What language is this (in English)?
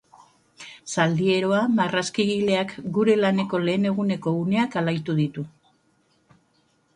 Basque